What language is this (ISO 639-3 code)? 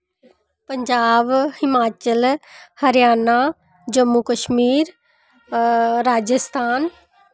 doi